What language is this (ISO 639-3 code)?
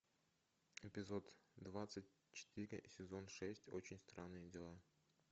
rus